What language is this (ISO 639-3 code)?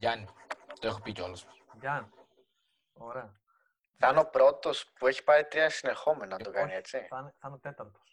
ell